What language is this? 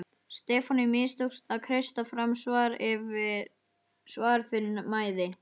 Icelandic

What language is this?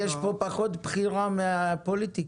Hebrew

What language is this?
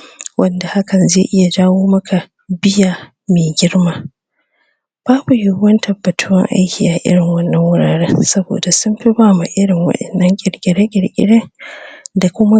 Hausa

